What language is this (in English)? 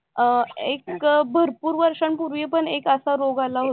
Marathi